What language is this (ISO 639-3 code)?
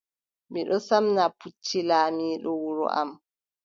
fub